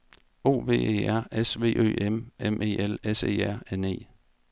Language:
Danish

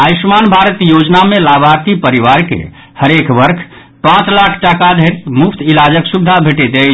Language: Maithili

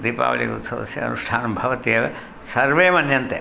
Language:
Sanskrit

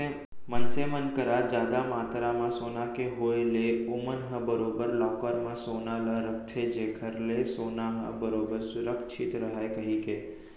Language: Chhattisgarhi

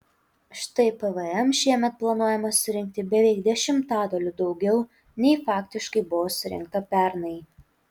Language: Lithuanian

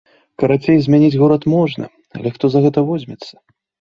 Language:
Belarusian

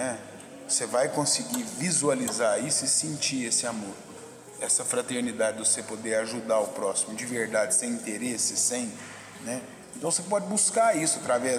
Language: Portuguese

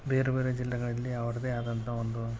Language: Kannada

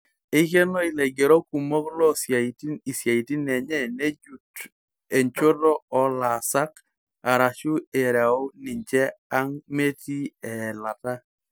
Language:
Masai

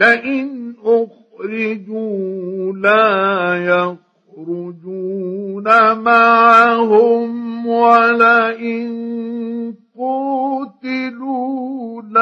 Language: Arabic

